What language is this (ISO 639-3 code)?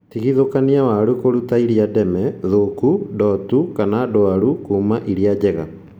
kik